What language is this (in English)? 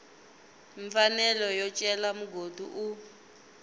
Tsonga